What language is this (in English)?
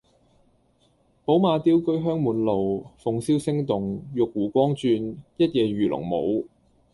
Cantonese